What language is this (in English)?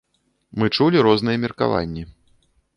Belarusian